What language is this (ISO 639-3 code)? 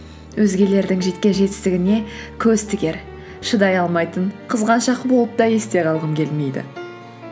kaz